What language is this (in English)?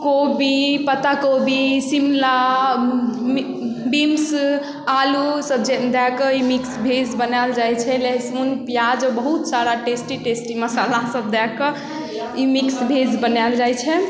Maithili